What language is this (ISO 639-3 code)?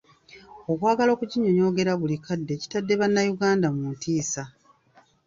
lug